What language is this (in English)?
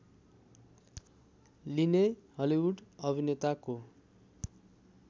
Nepali